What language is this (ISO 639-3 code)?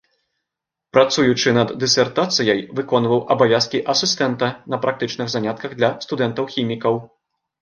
bel